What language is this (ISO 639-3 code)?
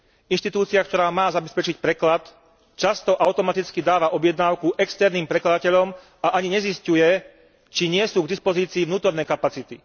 slk